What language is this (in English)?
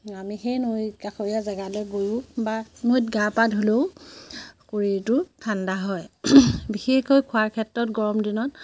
Assamese